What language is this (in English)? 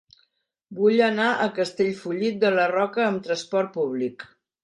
Catalan